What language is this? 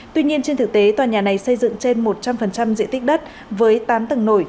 Vietnamese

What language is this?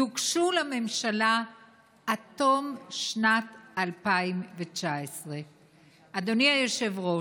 Hebrew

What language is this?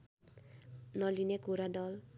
Nepali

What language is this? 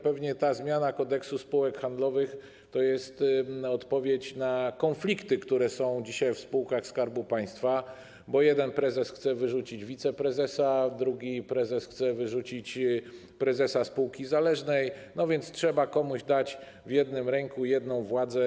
Polish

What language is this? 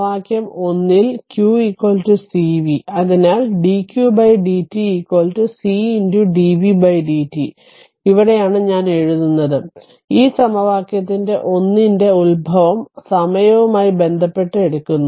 Malayalam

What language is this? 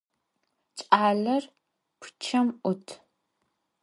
Adyghe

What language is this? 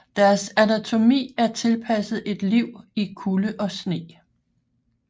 Danish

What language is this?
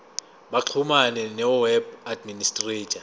Zulu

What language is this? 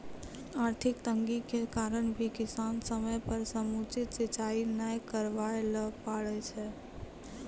Maithili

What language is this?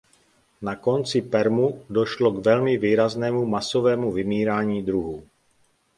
Czech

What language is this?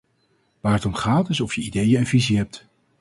Dutch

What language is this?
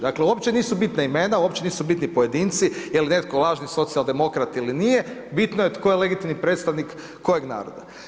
Croatian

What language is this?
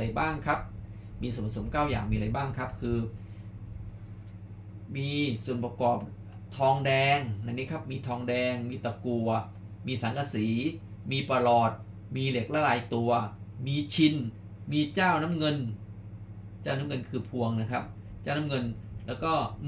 Thai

